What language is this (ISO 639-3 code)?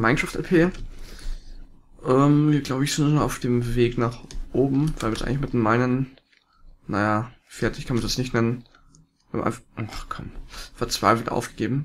deu